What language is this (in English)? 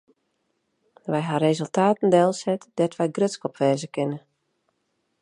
Western Frisian